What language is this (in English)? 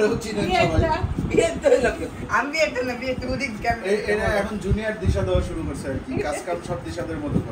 Arabic